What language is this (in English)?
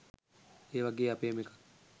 Sinhala